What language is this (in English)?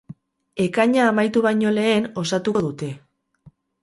Basque